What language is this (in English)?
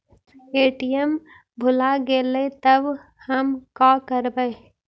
Magahi